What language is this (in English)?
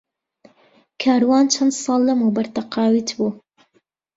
Central Kurdish